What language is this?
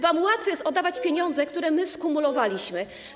Polish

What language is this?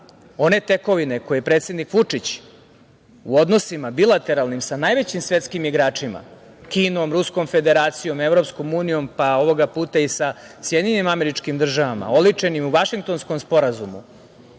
Serbian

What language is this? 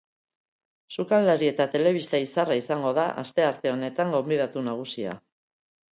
Basque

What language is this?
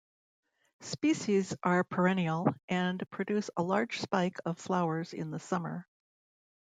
English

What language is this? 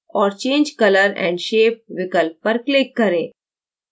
Hindi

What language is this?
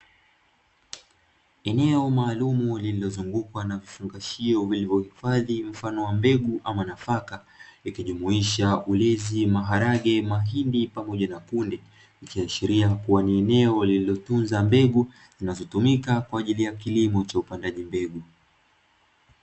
Swahili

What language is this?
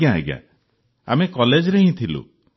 Odia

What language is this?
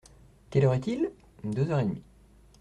French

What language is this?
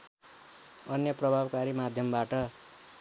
Nepali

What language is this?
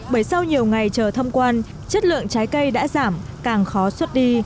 Vietnamese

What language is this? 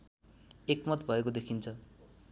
Nepali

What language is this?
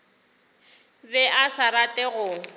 Northern Sotho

